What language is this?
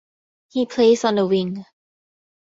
English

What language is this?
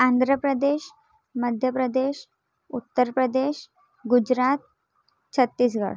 Marathi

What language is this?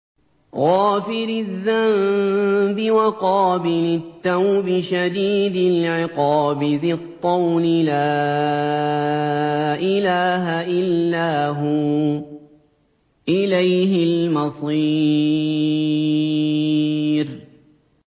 Arabic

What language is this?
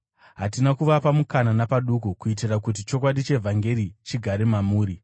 Shona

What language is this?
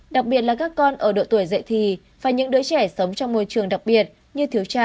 Vietnamese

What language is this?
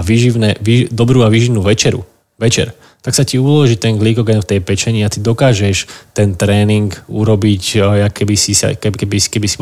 Slovak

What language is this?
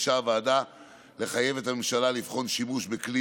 Hebrew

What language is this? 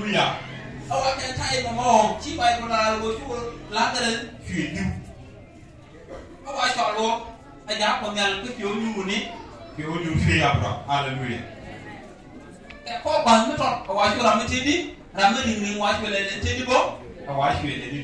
Thai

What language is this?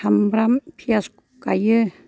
Bodo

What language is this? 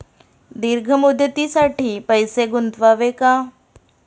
Marathi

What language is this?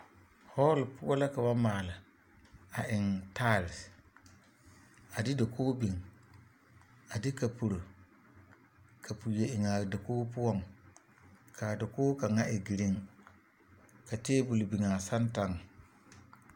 Southern Dagaare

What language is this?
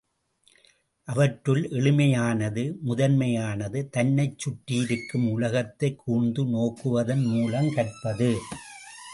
Tamil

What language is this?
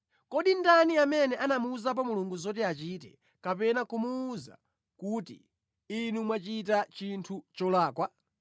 Nyanja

